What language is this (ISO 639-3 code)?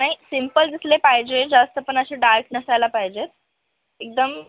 mar